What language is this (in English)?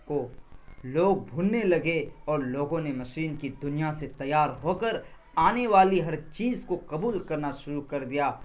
Urdu